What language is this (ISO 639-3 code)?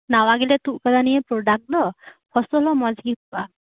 sat